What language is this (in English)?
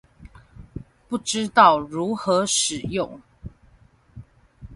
Chinese